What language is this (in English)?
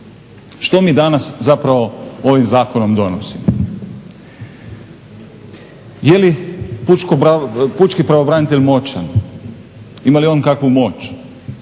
Croatian